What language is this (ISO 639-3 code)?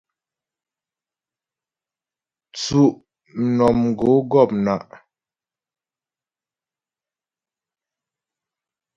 bbj